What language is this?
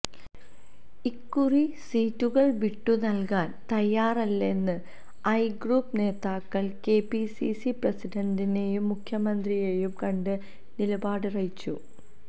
Malayalam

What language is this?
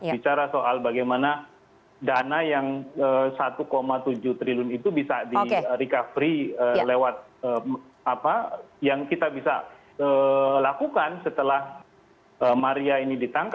Indonesian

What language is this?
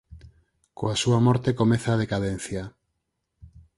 Galician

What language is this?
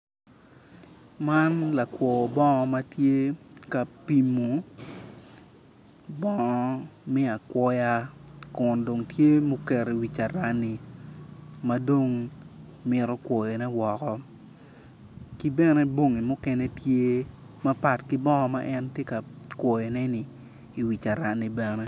Acoli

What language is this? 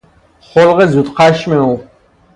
Persian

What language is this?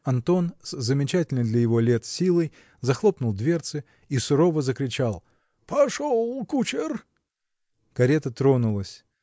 Russian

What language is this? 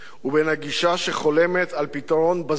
Hebrew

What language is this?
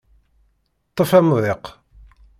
Kabyle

